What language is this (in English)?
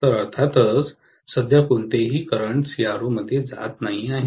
Marathi